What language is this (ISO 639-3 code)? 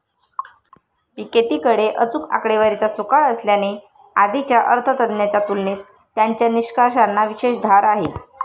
mar